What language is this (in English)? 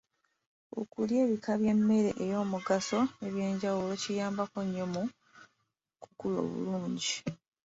Ganda